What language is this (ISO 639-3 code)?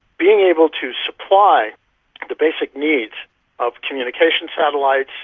eng